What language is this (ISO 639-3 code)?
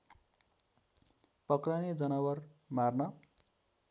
nep